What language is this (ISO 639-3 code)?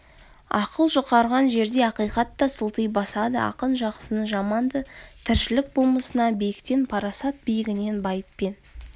kaz